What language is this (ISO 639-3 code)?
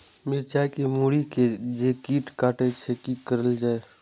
mai